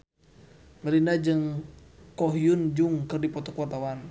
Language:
Sundanese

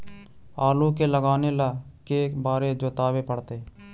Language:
Magahi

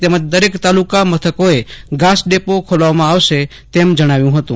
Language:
Gujarati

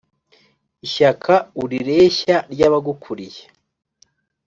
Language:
Kinyarwanda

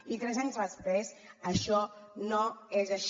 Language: Catalan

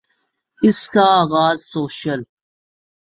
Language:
Urdu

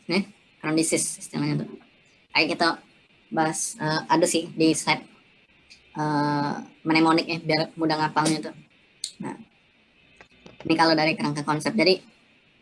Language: Indonesian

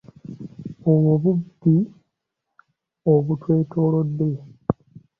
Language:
Ganda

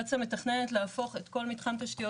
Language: Hebrew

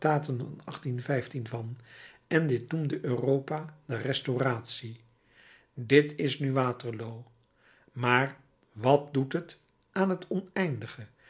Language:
Dutch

